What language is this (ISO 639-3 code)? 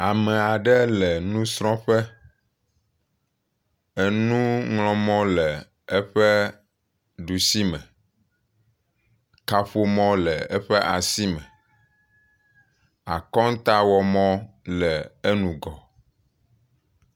ewe